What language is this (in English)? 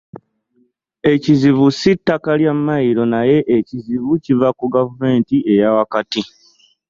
Ganda